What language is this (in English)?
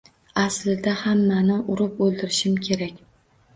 Uzbek